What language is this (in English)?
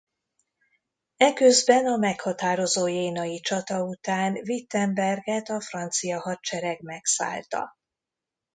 Hungarian